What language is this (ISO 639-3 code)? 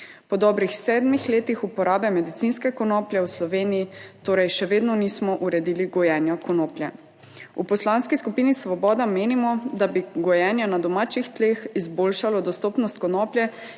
slv